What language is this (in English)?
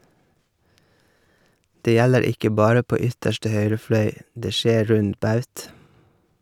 Norwegian